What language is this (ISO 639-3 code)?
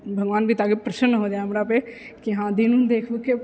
mai